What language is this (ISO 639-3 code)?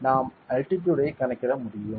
tam